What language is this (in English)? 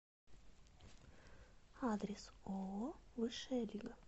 Russian